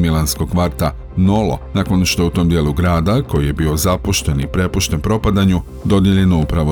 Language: Croatian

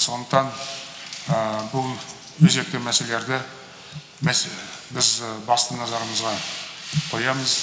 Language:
Kazakh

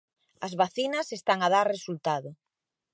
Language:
Galician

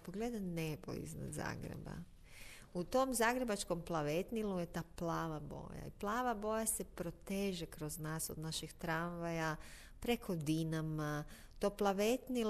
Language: Croatian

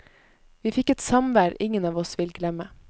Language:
Norwegian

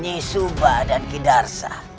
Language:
Indonesian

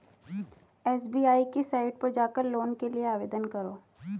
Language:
Hindi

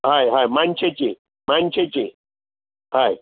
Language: Konkani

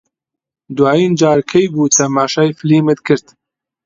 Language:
Central Kurdish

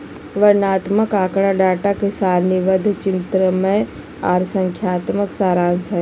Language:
Magahi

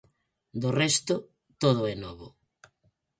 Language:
Galician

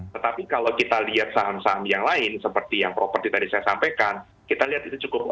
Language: Indonesian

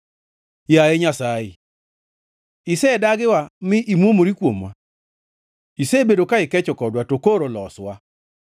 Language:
Luo (Kenya and Tanzania)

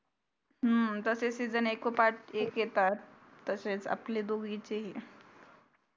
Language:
Marathi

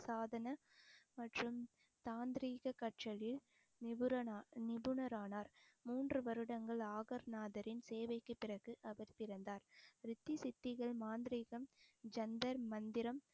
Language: Tamil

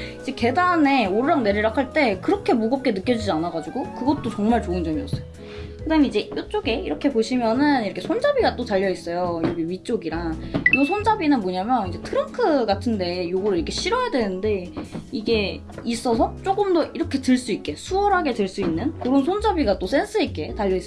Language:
Korean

